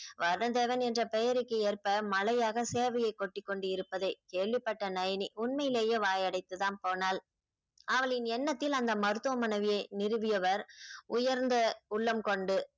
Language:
Tamil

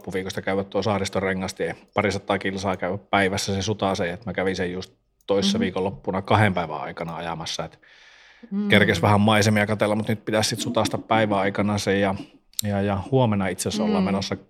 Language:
Finnish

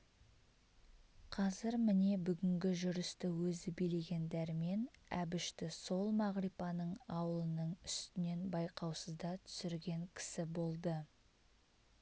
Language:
Kazakh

